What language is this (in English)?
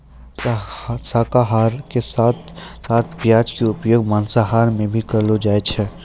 Maithili